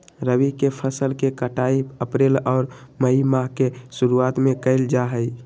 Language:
Magahi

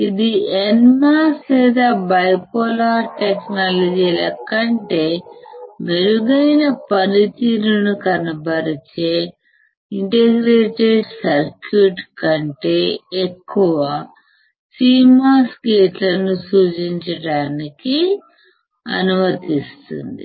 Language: Telugu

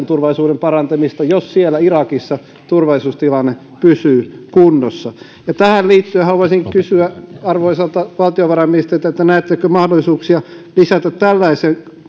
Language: Finnish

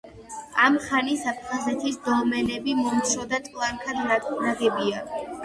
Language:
Georgian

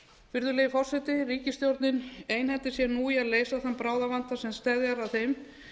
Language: Icelandic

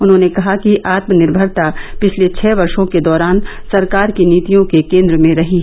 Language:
Hindi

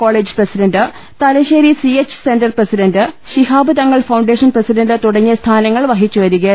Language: Malayalam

